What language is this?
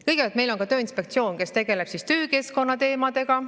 Estonian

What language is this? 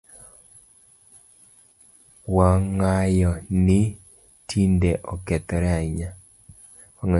Luo (Kenya and Tanzania)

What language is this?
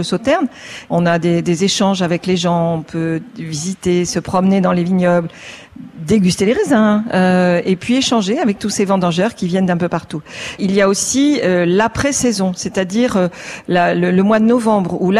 French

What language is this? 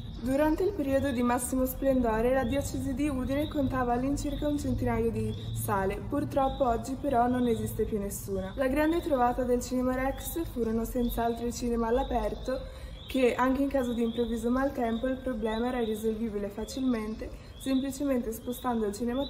Italian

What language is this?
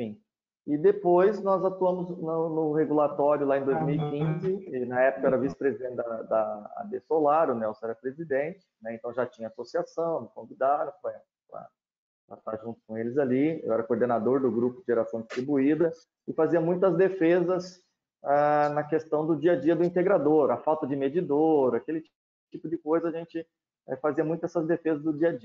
Portuguese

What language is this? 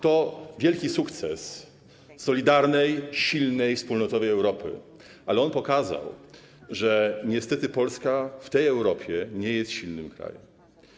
Polish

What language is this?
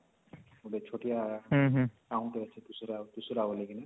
Odia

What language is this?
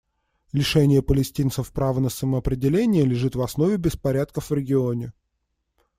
Russian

